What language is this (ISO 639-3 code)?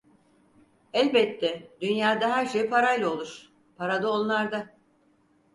tur